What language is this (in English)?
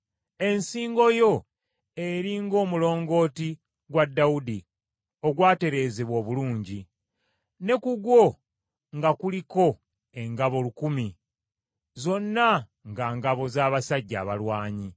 Ganda